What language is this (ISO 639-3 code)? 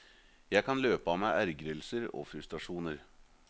nor